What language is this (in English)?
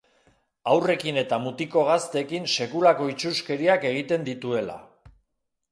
Basque